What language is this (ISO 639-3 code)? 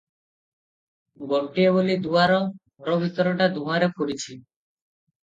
ori